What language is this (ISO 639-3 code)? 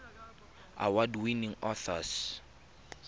tsn